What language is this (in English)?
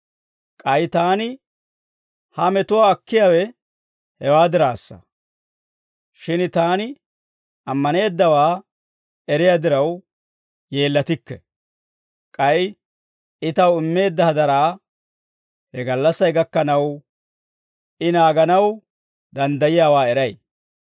Dawro